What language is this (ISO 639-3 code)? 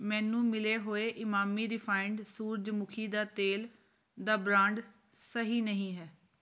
pan